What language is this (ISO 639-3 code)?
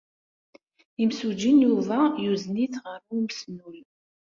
kab